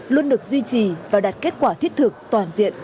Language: Vietnamese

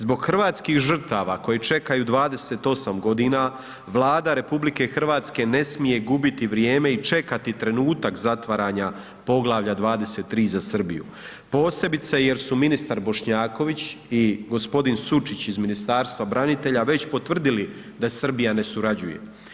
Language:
Croatian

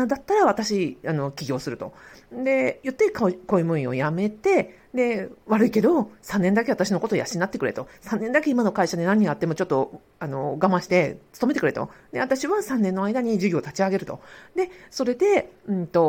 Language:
Japanese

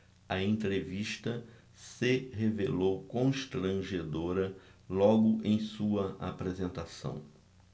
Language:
Portuguese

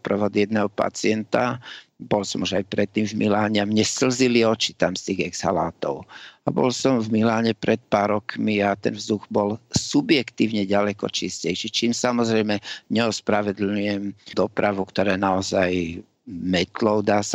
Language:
Slovak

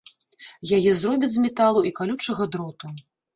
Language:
Belarusian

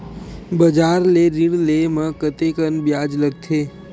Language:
Chhattisgarhi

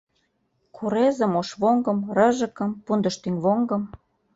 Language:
Mari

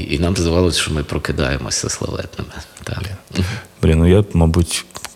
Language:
Ukrainian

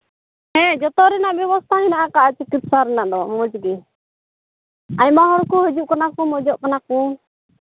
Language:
Santali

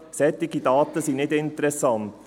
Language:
Swiss German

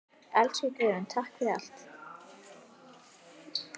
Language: Icelandic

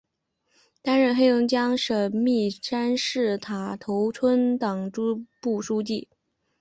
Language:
Chinese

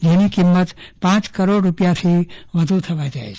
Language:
Gujarati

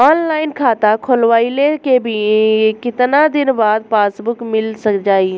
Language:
Bhojpuri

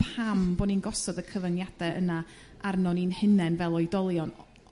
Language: Welsh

